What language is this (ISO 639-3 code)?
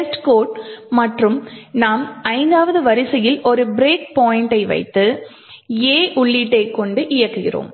tam